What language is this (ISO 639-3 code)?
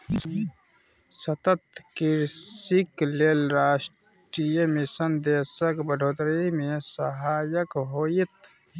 mai